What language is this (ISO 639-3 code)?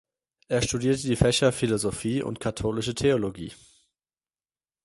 deu